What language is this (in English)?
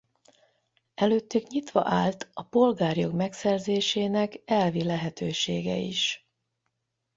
Hungarian